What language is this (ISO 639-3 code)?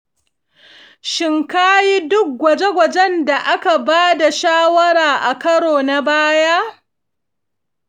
hau